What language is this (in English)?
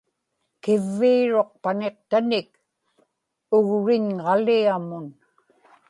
Inupiaq